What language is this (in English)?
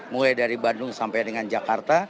Indonesian